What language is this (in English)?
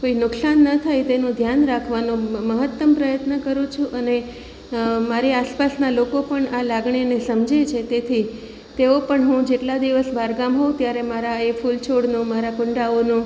Gujarati